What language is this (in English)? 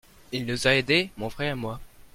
French